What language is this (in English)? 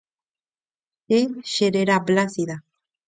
Guarani